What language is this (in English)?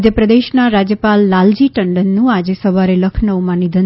Gujarati